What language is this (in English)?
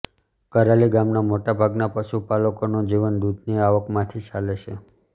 Gujarati